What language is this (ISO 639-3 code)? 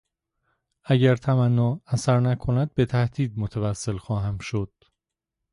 fas